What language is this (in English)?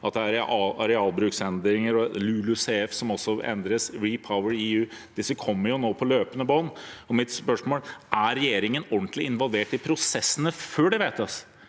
Norwegian